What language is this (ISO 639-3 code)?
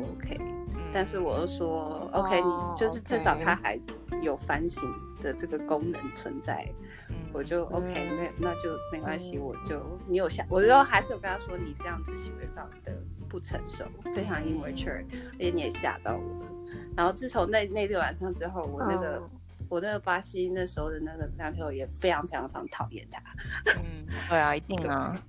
zho